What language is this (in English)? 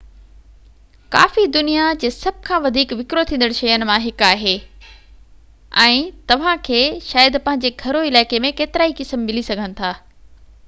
Sindhi